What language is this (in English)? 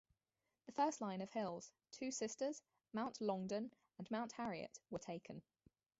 English